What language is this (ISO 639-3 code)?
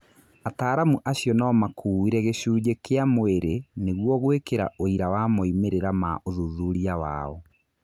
kik